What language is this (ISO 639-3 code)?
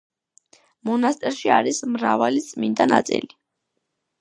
kat